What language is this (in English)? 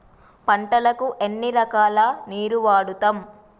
Telugu